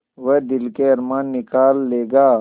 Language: Hindi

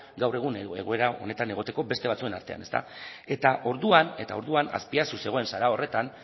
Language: Basque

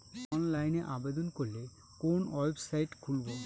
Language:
Bangla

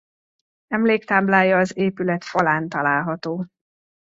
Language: Hungarian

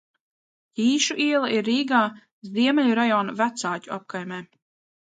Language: Latvian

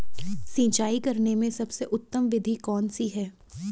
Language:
Hindi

